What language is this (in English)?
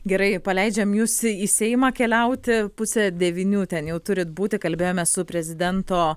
Lithuanian